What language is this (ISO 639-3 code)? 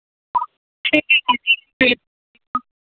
mni